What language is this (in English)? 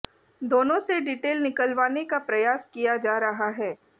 Hindi